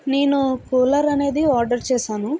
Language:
Telugu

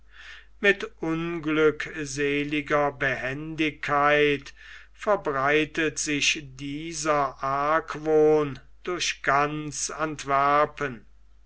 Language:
German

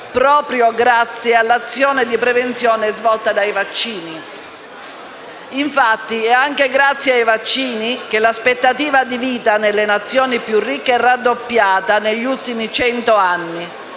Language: Italian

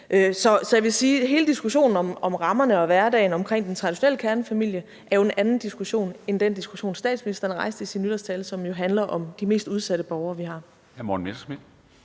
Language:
Danish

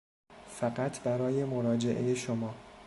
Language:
Persian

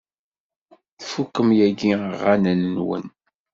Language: Kabyle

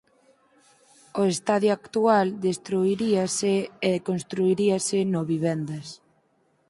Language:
Galician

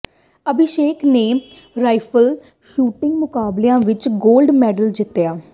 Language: Punjabi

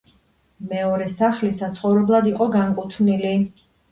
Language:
Georgian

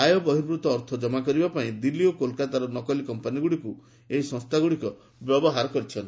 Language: Odia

